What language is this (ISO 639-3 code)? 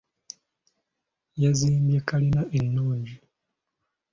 lug